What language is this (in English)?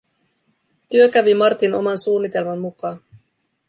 Finnish